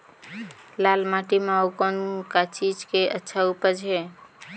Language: Chhattisgarhi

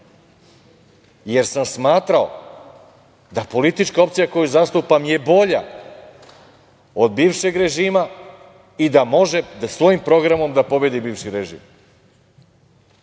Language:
Serbian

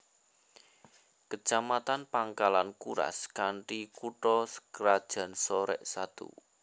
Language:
Javanese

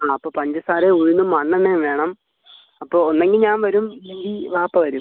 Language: Malayalam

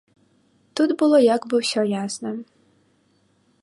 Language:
Belarusian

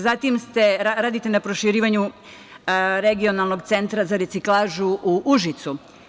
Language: Serbian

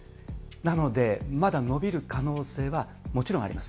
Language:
Japanese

